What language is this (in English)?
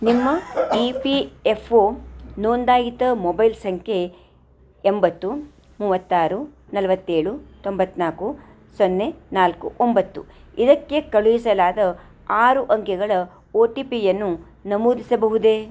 Kannada